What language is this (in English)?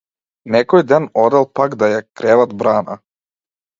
Macedonian